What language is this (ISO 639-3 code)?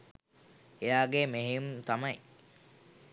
sin